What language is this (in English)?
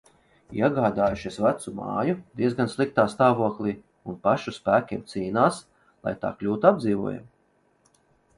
Latvian